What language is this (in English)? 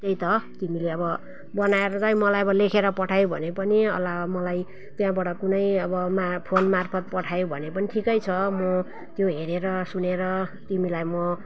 Nepali